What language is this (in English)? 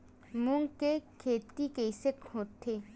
Chhattisgarhi